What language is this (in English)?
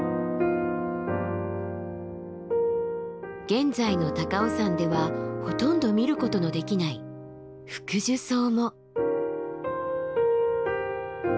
Japanese